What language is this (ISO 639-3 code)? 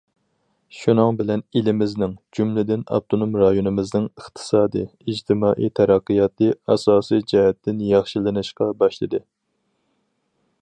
uig